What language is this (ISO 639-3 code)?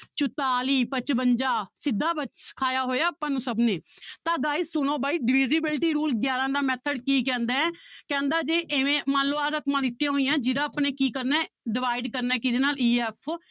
pan